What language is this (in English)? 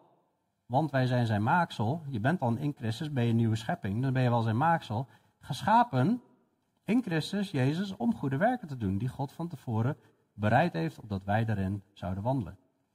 Dutch